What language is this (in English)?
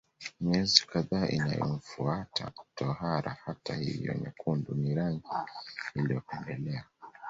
Swahili